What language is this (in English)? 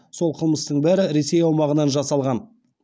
Kazakh